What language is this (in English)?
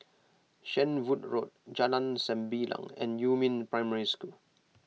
English